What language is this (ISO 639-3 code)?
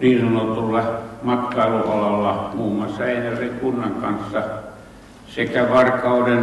fin